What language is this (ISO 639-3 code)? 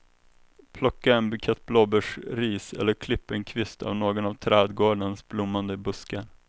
swe